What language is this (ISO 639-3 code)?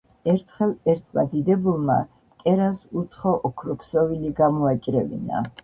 kat